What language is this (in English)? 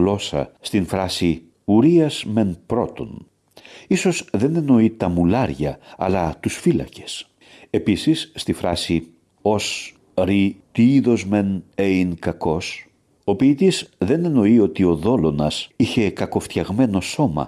Greek